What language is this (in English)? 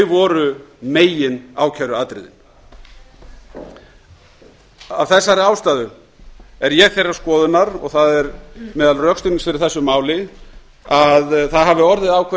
Icelandic